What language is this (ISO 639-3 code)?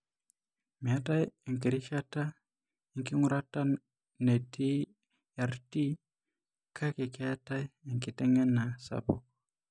mas